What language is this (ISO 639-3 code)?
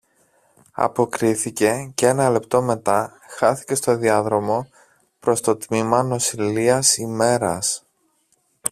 ell